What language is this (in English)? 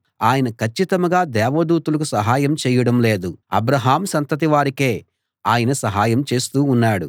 Telugu